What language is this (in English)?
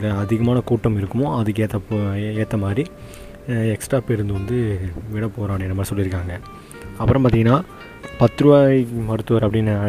Tamil